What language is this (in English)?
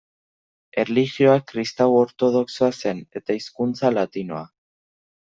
Basque